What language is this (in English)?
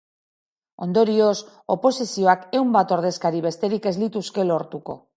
Basque